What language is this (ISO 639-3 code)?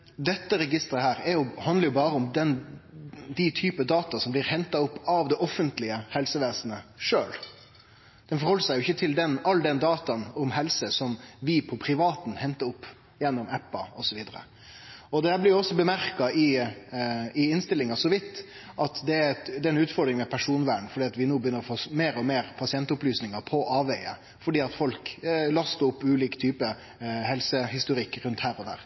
nno